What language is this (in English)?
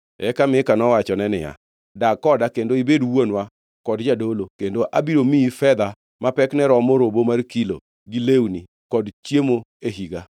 Luo (Kenya and Tanzania)